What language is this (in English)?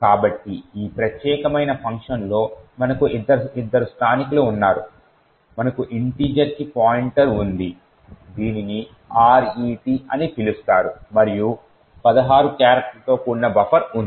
Telugu